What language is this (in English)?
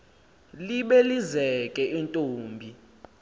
Xhosa